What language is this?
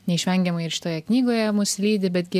Lithuanian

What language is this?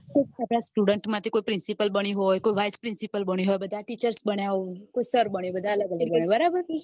Gujarati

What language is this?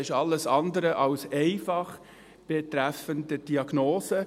Swiss German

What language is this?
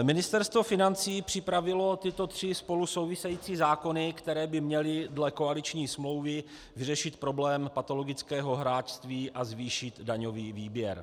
Czech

